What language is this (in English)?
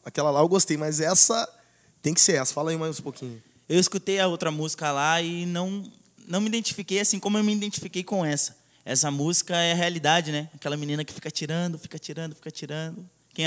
Portuguese